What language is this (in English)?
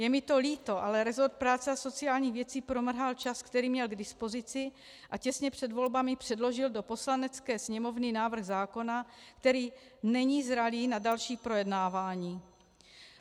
Czech